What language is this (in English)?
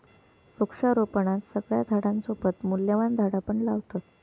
Marathi